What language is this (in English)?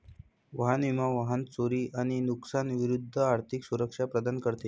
Marathi